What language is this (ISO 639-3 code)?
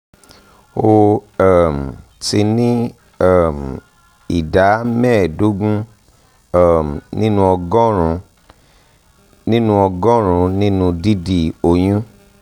yor